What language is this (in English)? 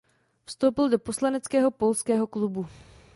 Czech